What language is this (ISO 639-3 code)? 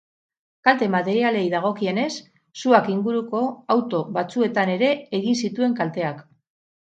eus